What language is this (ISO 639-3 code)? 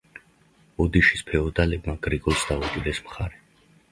kat